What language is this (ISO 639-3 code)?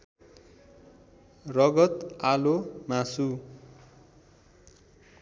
nep